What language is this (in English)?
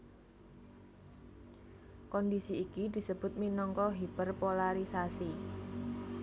Javanese